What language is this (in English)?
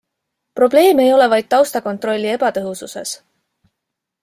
Estonian